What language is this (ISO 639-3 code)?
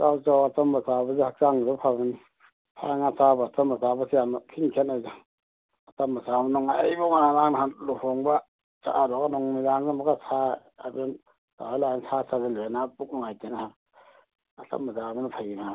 mni